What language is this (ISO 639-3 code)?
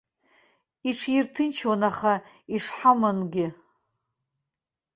abk